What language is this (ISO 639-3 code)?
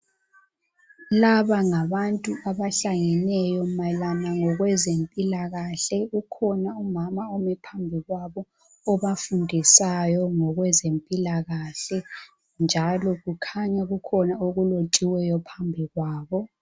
nde